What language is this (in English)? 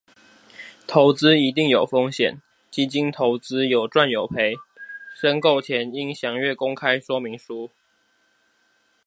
Chinese